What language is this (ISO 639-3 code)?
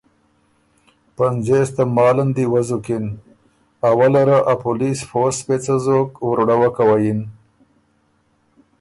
oru